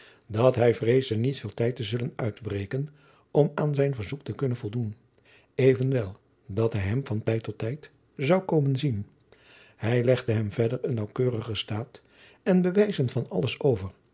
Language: Dutch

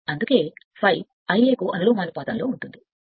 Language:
Telugu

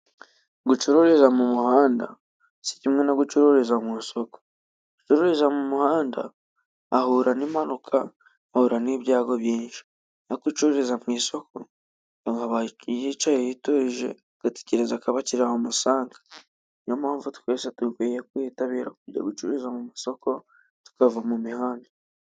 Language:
Kinyarwanda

